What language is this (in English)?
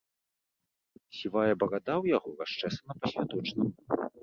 Belarusian